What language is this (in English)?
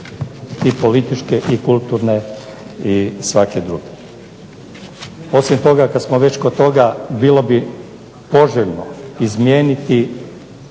Croatian